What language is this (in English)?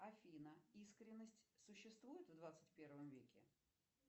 Russian